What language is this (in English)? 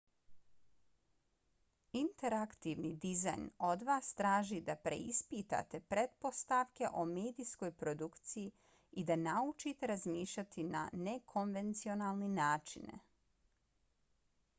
Bosnian